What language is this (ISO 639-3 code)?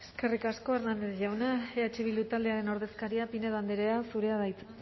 eus